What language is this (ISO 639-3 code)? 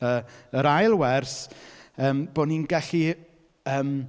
cym